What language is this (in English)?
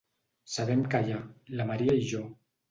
Catalan